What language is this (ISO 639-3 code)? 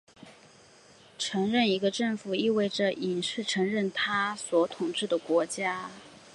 zho